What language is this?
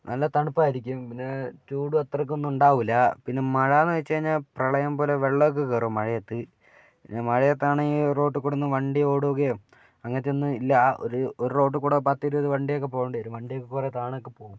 Malayalam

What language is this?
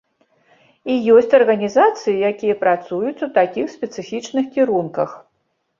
Belarusian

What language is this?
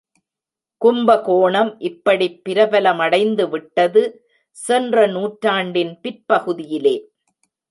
Tamil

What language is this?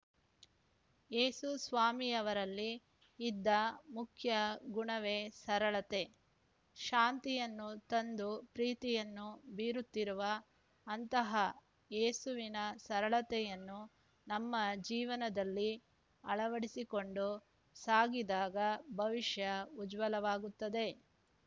Kannada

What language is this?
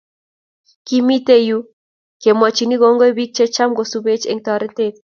Kalenjin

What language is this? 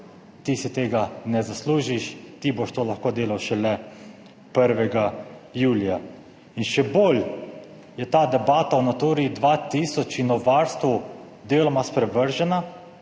Slovenian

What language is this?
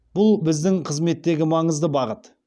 Kazakh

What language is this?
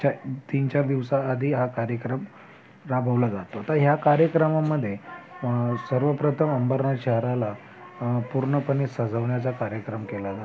Marathi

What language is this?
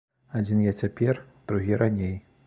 Belarusian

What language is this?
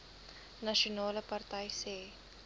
Afrikaans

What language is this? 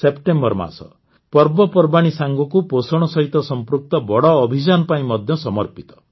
Odia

